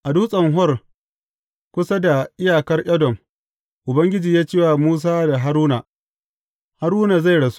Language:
Hausa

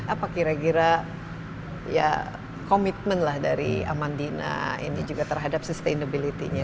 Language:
Indonesian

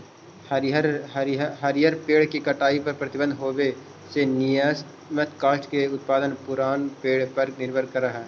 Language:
Magahi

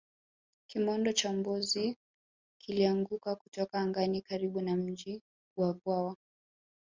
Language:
Swahili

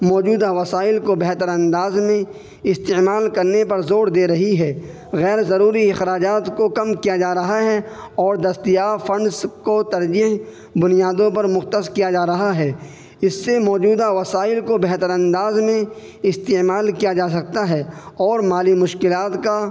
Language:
Urdu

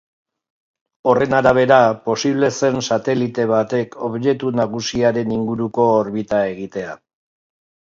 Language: Basque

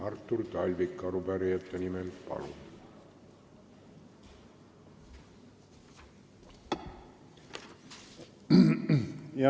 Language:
Estonian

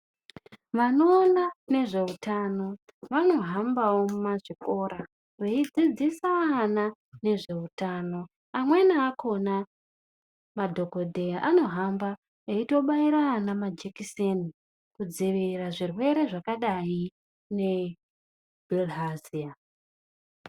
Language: Ndau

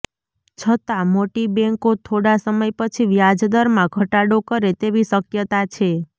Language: Gujarati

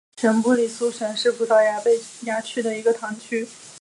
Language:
Chinese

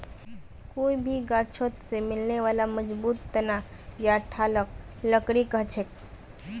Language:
Magahi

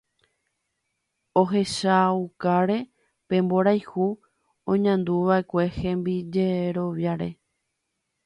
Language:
Guarani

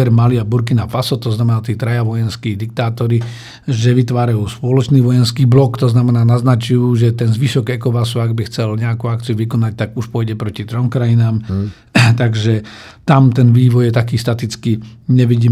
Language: Slovak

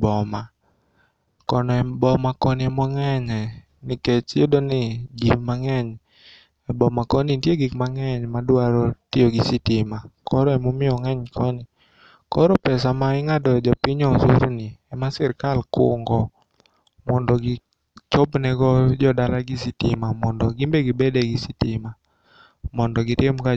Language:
Luo (Kenya and Tanzania)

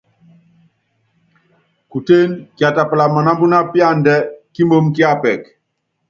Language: Yangben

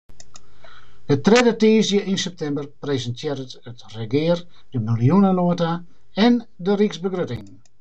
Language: Western Frisian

